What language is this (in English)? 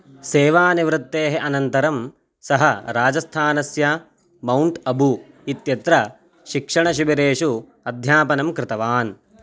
Sanskrit